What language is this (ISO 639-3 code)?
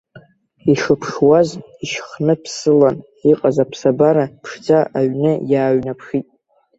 abk